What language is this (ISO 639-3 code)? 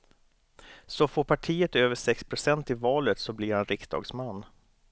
swe